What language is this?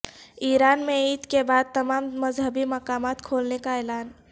Urdu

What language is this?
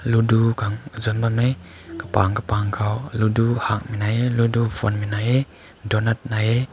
Rongmei Naga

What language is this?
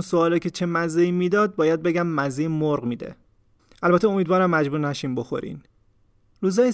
Persian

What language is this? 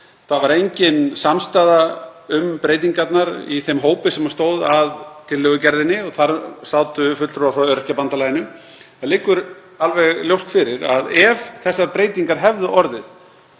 Icelandic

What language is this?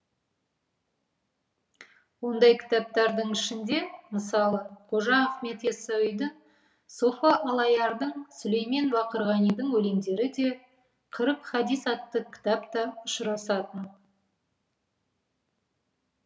Kazakh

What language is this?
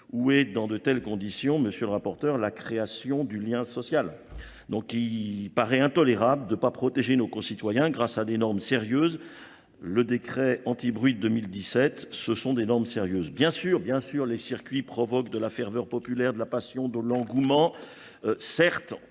French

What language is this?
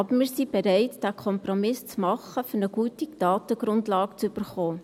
Swiss German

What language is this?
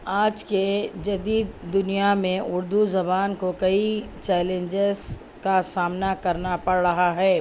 Urdu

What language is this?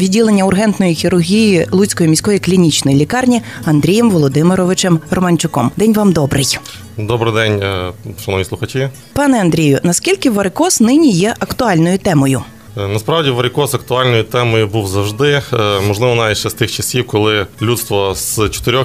Ukrainian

